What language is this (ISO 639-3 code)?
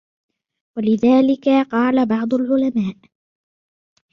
ara